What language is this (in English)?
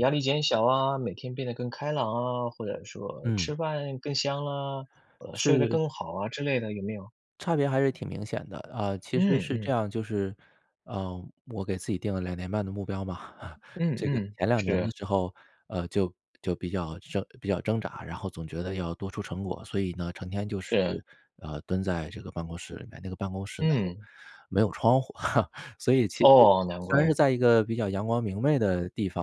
Chinese